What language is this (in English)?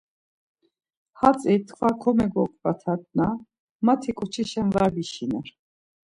Laz